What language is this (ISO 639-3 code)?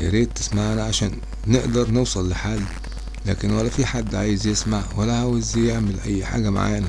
ara